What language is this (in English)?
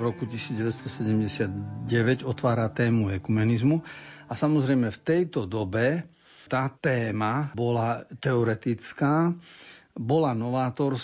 Slovak